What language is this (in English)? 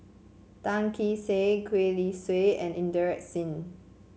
English